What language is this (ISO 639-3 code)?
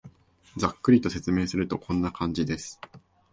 jpn